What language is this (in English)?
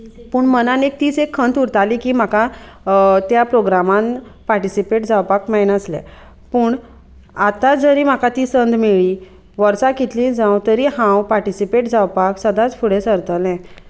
Konkani